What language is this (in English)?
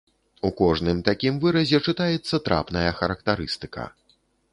Belarusian